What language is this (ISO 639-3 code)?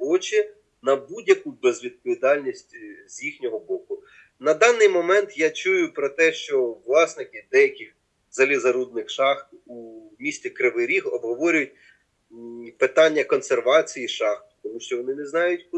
ukr